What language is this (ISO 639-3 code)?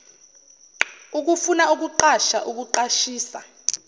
zul